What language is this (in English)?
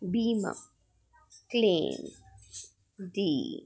Dogri